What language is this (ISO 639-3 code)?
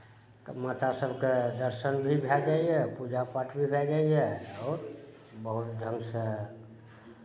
mai